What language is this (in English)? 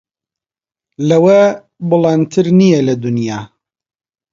Central Kurdish